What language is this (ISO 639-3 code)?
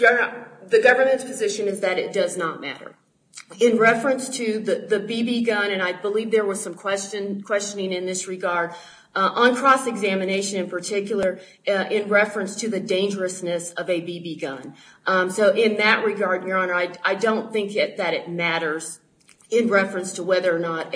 eng